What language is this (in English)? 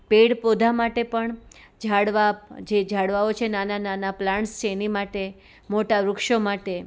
Gujarati